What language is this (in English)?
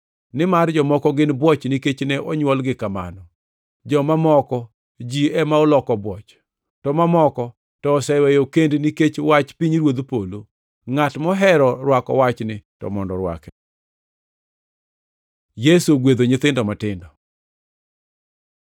Luo (Kenya and Tanzania)